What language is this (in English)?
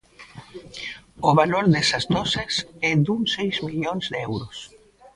Galician